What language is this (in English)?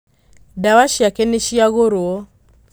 Kikuyu